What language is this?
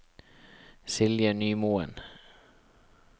Norwegian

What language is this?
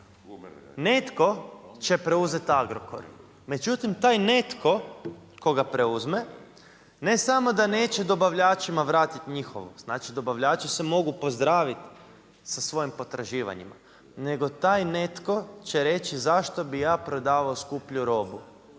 Croatian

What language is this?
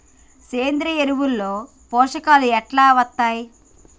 Telugu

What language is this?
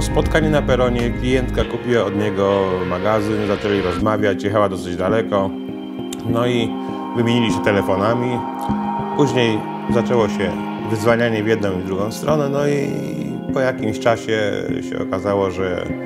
Polish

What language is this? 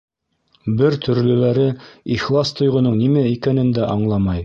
Bashkir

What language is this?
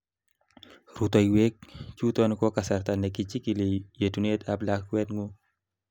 Kalenjin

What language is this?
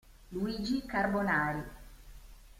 Italian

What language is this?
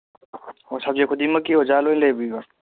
Manipuri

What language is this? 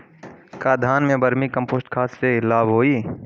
Bhojpuri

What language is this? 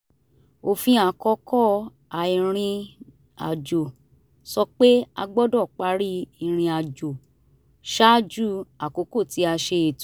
Yoruba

